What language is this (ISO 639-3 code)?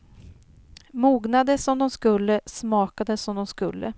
swe